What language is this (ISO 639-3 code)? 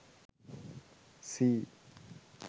sin